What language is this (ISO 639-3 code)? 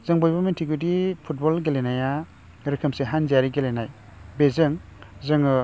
brx